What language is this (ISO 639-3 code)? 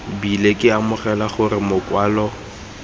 tsn